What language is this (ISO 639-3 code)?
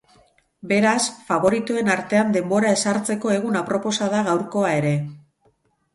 eus